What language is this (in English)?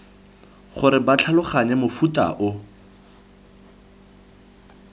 Tswana